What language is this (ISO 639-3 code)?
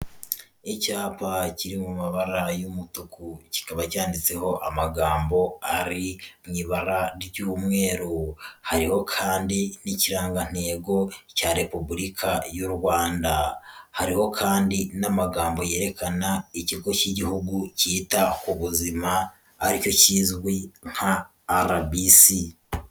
kin